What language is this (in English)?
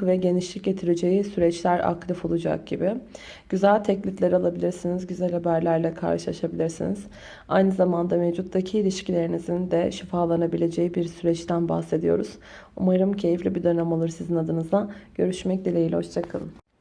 Turkish